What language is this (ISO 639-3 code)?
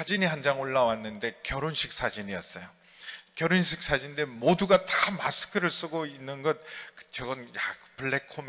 kor